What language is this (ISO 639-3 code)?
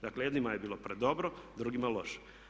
hrv